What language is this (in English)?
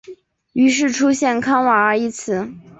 Chinese